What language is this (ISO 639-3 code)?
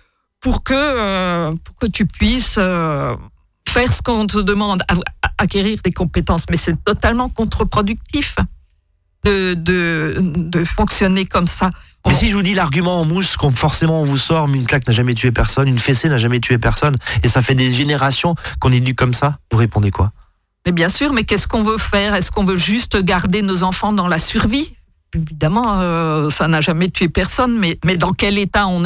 fra